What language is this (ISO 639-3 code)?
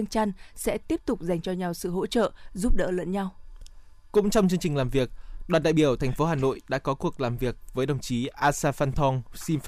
vie